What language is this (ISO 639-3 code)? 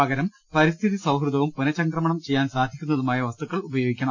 mal